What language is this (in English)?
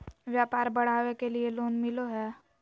Magahi